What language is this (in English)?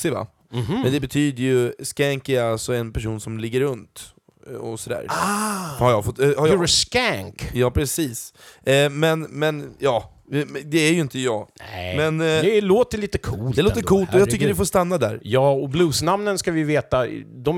Swedish